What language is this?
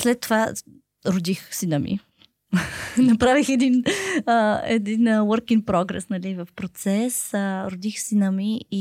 Bulgarian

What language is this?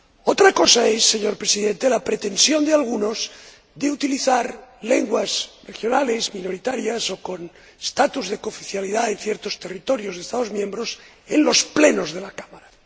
Spanish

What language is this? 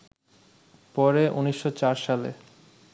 Bangla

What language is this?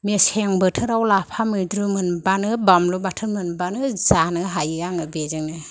Bodo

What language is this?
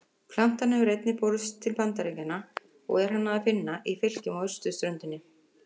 Icelandic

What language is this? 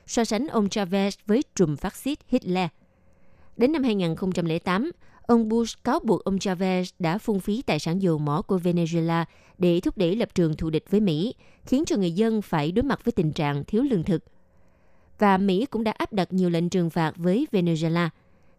Vietnamese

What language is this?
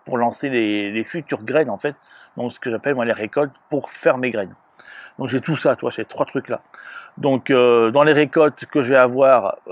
French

